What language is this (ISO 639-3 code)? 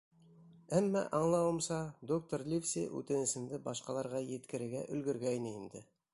bak